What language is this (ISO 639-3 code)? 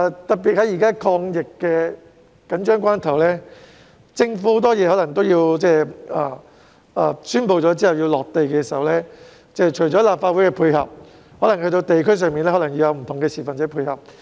yue